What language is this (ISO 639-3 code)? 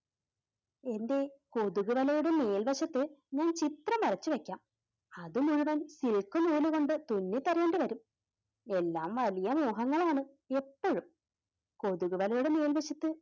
mal